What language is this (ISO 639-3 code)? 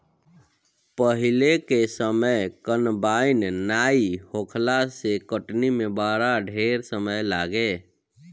bho